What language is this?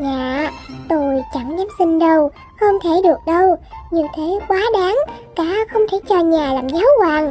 Vietnamese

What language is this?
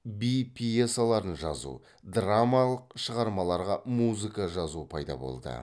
Kazakh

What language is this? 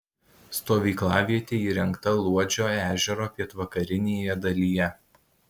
Lithuanian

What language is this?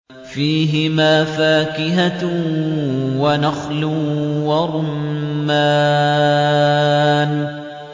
Arabic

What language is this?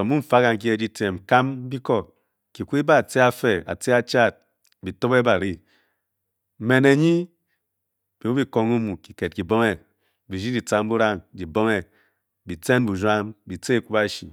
Bokyi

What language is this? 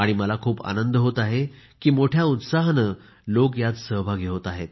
Marathi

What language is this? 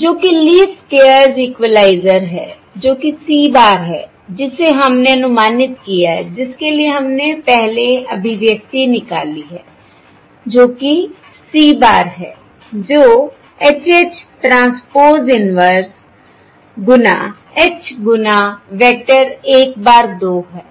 Hindi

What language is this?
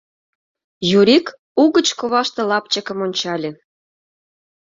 Mari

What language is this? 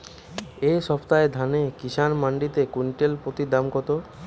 Bangla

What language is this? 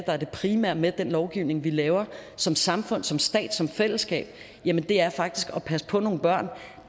Danish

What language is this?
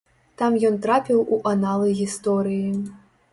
Belarusian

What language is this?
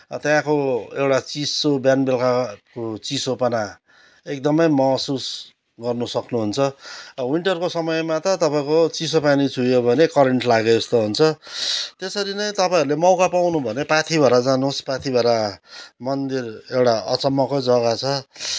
Nepali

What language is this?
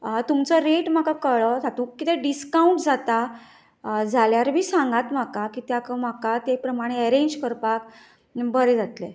Konkani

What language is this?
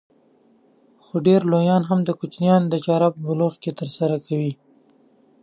Pashto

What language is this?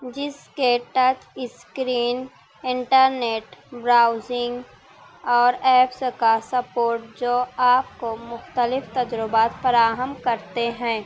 Urdu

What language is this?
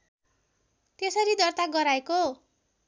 Nepali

